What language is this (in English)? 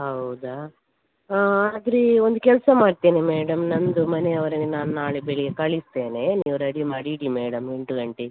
Kannada